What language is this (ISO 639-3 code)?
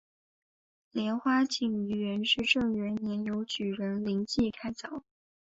zho